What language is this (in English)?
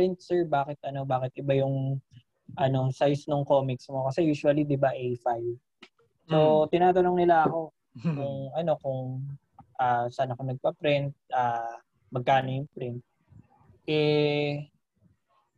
Filipino